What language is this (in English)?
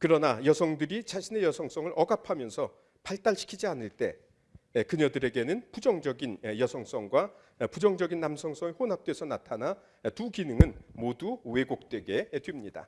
Korean